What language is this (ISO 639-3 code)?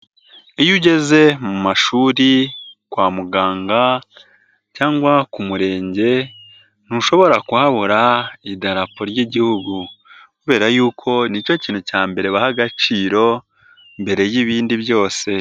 kin